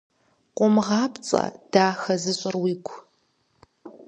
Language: Kabardian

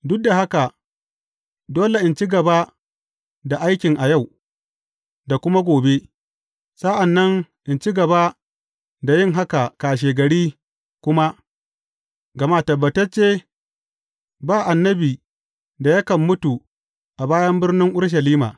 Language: Hausa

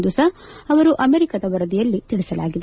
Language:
Kannada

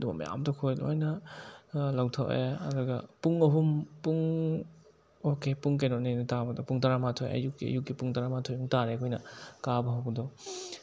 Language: Manipuri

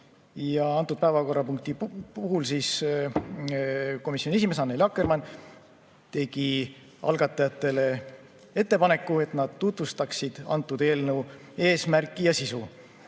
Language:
Estonian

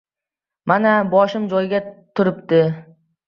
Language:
Uzbek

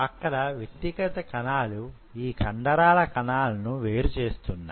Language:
Telugu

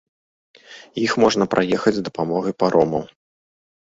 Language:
Belarusian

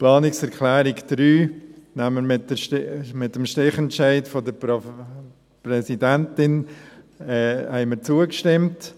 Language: Swiss German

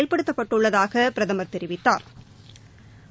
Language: Tamil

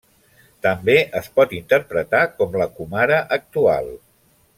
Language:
Catalan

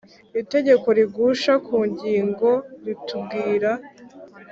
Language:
Kinyarwanda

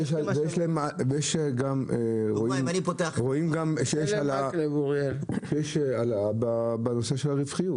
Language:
Hebrew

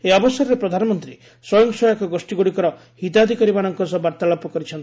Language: Odia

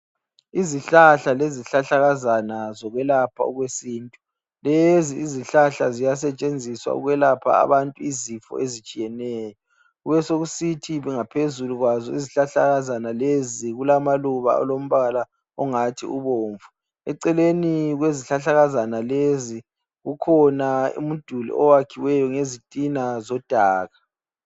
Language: North Ndebele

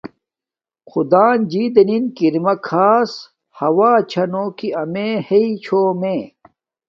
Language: Domaaki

